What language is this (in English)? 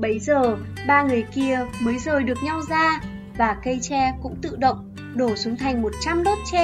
Vietnamese